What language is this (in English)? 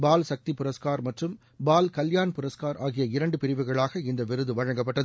Tamil